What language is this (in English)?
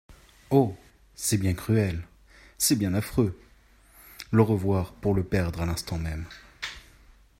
French